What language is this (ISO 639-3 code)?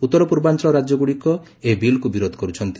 ori